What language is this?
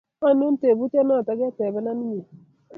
Kalenjin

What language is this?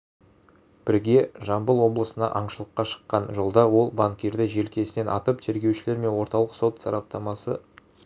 Kazakh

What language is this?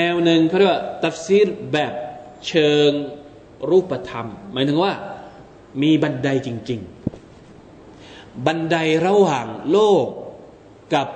Thai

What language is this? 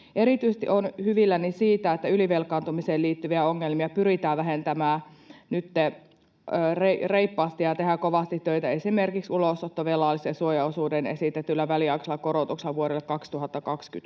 Finnish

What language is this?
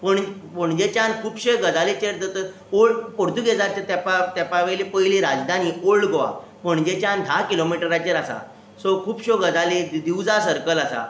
Konkani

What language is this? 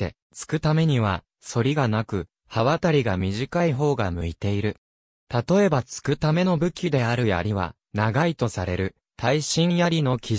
Japanese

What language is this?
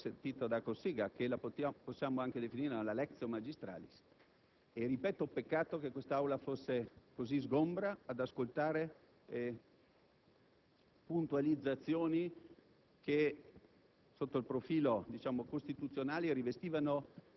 Italian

